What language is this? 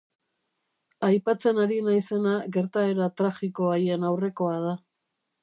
Basque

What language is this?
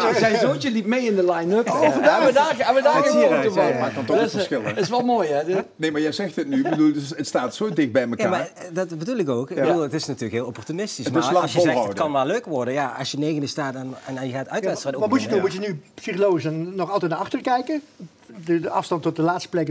Dutch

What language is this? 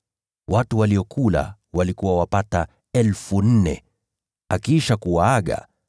Swahili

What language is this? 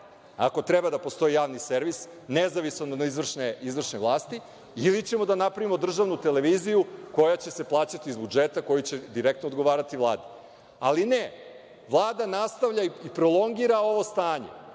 Serbian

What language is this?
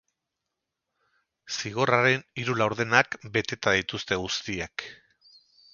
Basque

